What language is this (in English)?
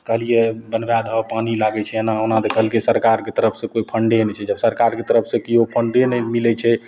Maithili